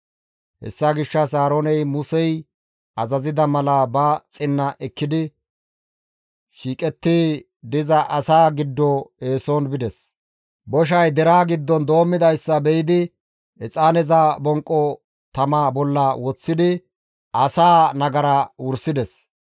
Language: Gamo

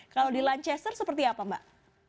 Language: Indonesian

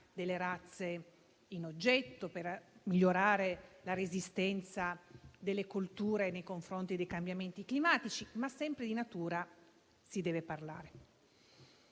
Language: Italian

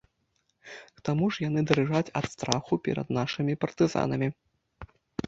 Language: Belarusian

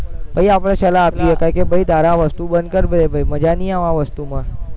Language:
Gujarati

